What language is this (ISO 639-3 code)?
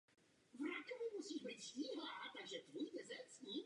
ces